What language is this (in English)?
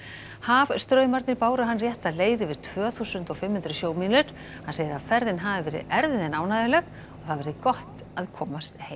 Icelandic